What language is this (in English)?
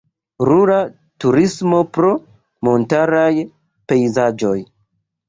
Esperanto